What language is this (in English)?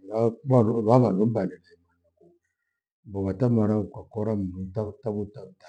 Gweno